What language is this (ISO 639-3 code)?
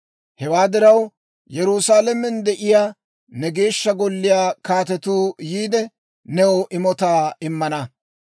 dwr